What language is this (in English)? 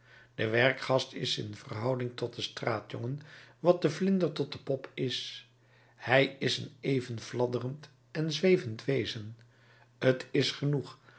Dutch